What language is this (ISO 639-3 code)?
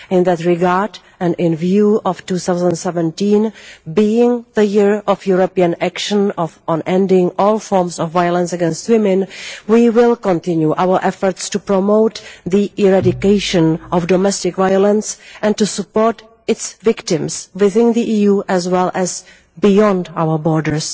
eng